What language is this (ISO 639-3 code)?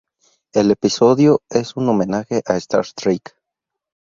spa